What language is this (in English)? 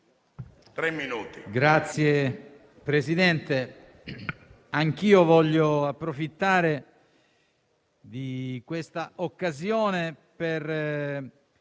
Italian